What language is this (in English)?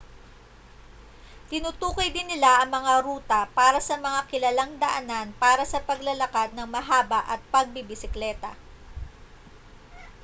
Filipino